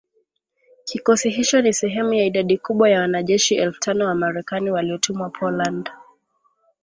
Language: Swahili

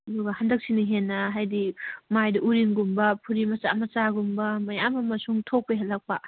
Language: Manipuri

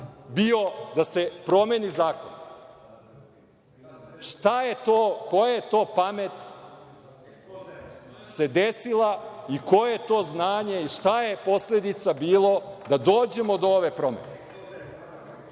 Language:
Serbian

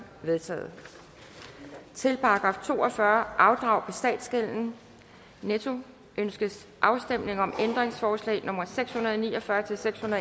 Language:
Danish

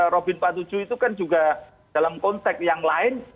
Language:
Indonesian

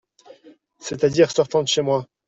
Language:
French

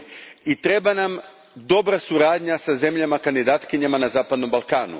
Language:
Croatian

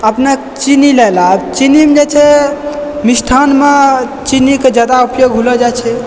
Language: Maithili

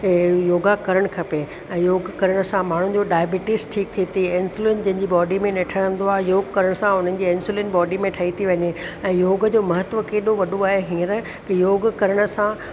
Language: Sindhi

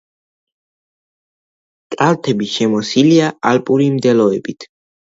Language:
Georgian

